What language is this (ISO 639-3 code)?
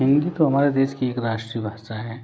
hin